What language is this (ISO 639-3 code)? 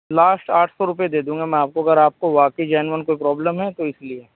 urd